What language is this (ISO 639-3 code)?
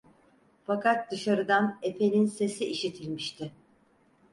tur